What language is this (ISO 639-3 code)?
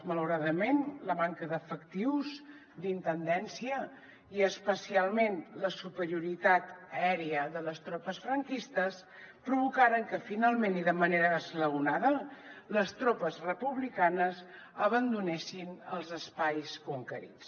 cat